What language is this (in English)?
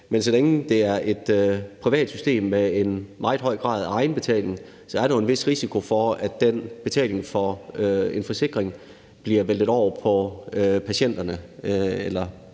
Danish